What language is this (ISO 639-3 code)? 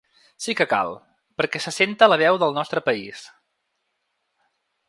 cat